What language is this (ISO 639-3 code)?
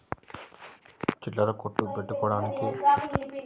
tel